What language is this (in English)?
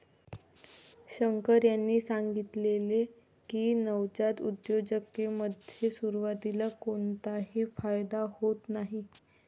Marathi